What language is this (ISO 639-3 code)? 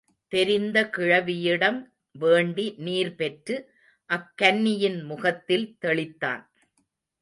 tam